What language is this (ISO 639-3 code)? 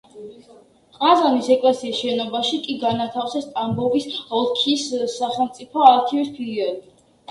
kat